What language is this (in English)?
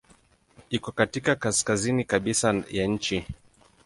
Swahili